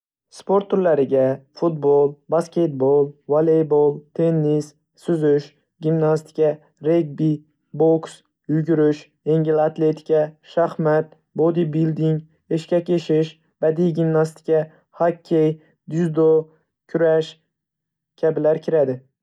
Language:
Uzbek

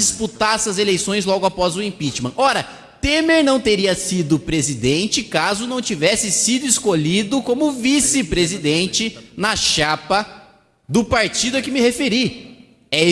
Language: Portuguese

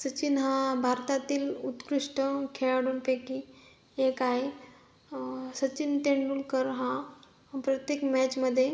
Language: Marathi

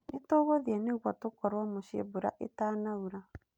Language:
Kikuyu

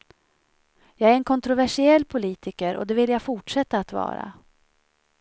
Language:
Swedish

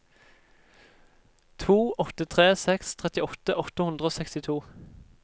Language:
Norwegian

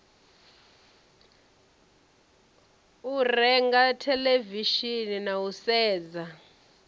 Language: Venda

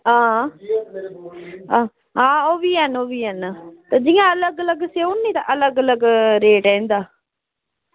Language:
Dogri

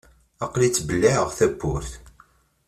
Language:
Kabyle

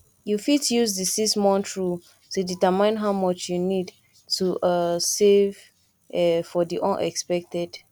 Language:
Nigerian Pidgin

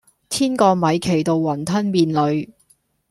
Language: Cantonese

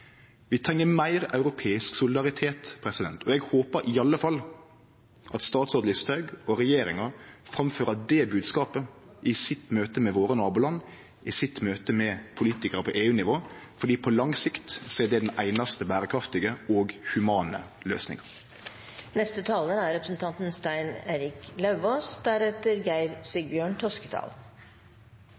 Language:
Norwegian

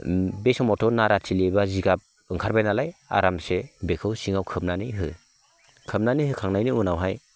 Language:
Bodo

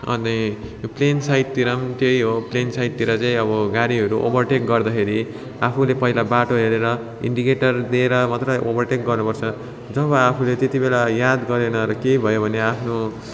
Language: Nepali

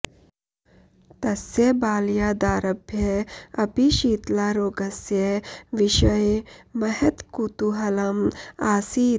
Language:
Sanskrit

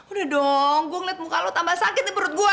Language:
Indonesian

